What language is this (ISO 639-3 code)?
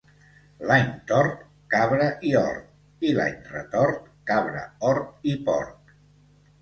cat